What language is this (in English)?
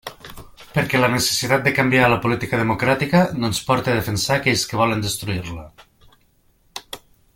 Catalan